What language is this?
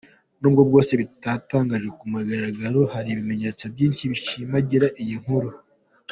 Kinyarwanda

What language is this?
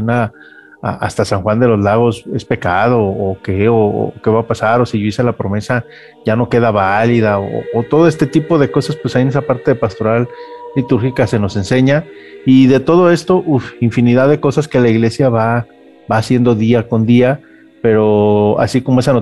Spanish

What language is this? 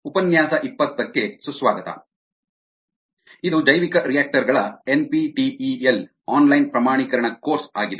Kannada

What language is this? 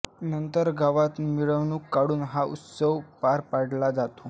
Marathi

